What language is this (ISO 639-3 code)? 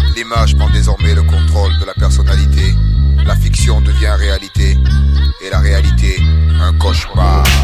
fra